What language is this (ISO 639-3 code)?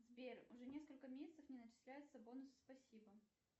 rus